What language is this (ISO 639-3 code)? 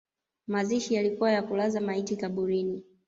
swa